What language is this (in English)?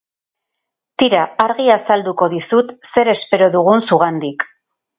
Basque